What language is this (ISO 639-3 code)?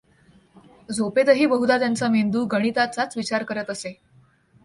mar